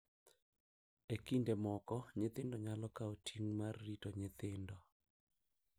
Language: Luo (Kenya and Tanzania)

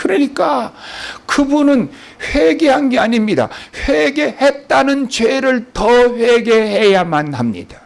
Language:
Korean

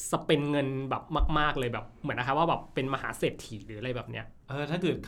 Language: Thai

